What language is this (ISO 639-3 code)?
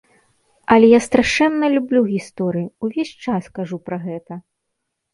bel